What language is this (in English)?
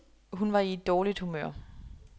Danish